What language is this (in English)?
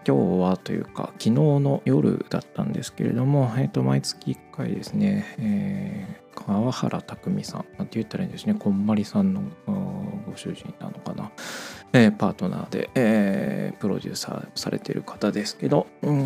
Japanese